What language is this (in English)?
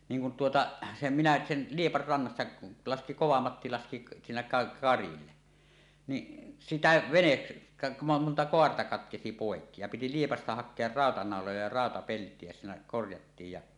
Finnish